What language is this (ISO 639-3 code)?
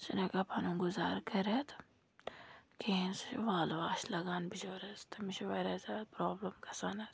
kas